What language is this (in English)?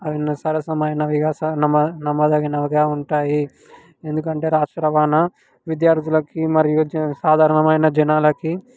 Telugu